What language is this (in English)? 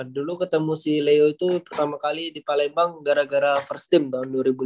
Indonesian